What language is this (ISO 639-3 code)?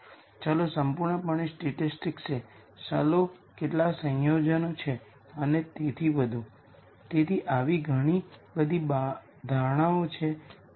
guj